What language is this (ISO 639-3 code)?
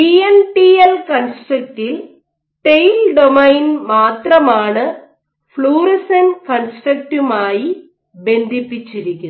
mal